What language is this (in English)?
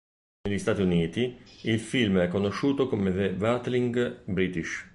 Italian